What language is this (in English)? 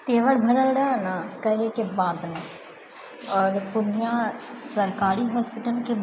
Maithili